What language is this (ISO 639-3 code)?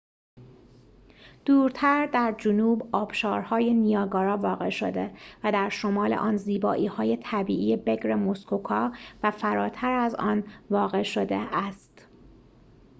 fas